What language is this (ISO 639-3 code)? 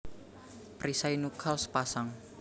jav